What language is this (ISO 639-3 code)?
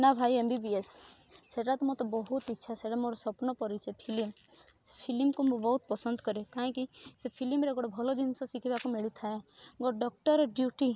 ori